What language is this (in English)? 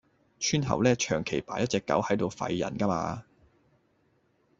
Cantonese